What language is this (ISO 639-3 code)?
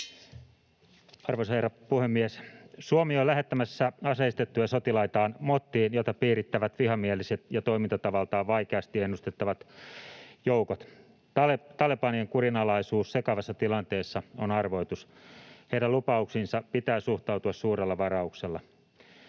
fin